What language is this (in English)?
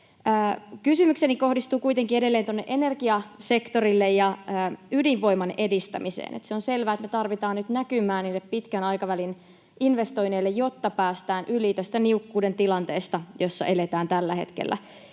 Finnish